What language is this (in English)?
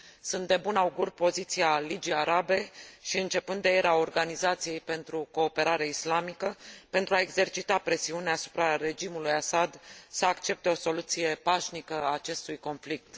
Romanian